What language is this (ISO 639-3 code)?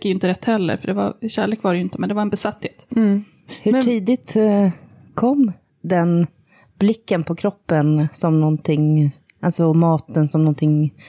swe